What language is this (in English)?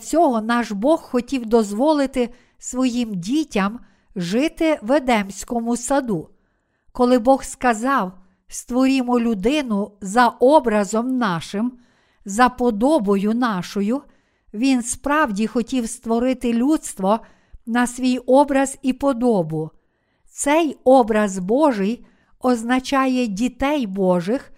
Ukrainian